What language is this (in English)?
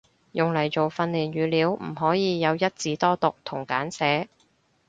Cantonese